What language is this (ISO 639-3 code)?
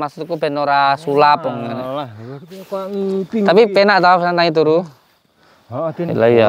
ind